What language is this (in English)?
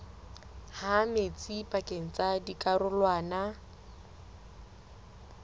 Southern Sotho